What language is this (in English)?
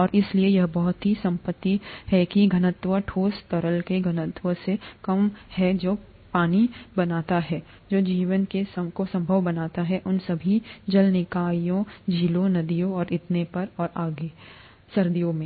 Hindi